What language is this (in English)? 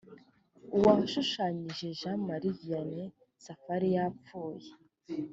Kinyarwanda